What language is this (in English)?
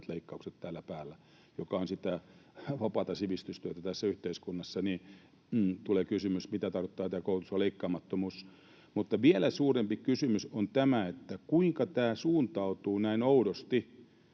Finnish